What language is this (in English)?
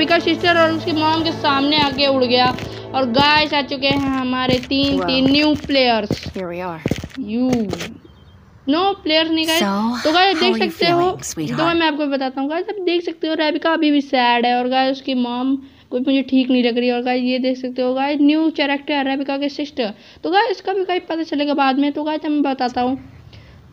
Hindi